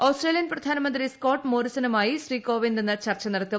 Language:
Malayalam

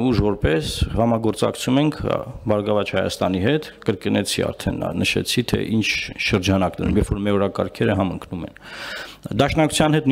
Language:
Turkish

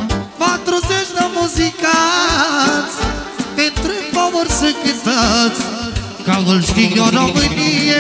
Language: Romanian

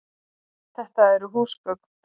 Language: Icelandic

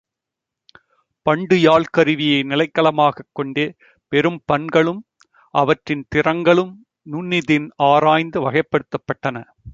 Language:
Tamil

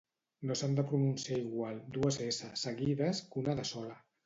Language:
Catalan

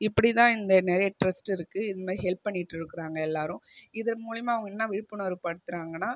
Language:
Tamil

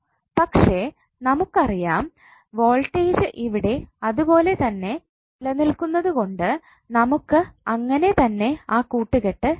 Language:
Malayalam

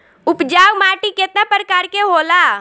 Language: Bhojpuri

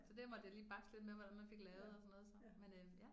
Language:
Danish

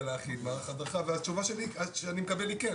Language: Hebrew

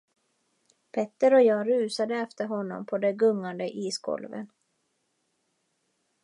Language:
Swedish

